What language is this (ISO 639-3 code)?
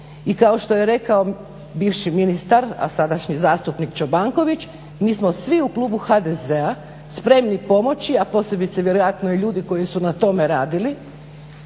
hrv